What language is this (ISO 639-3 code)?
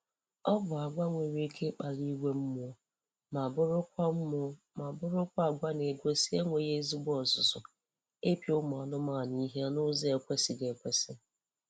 ibo